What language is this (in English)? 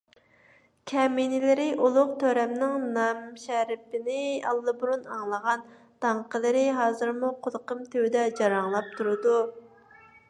Uyghur